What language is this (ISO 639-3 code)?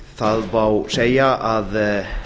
isl